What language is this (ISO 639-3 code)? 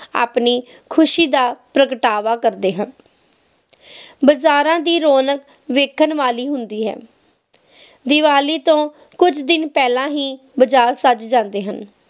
pan